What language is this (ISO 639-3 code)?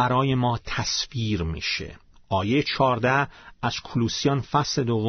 fas